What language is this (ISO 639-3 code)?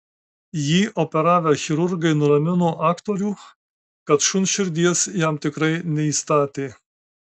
lit